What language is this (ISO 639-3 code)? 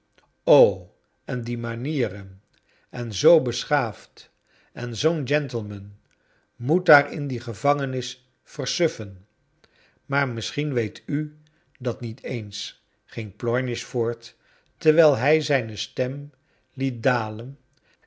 nld